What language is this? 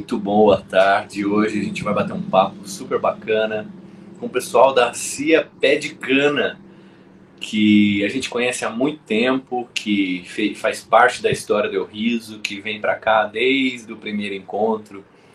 Portuguese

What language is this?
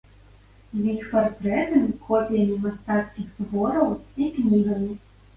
Belarusian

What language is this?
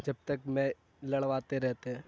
Urdu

